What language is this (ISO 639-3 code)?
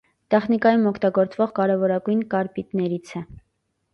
hye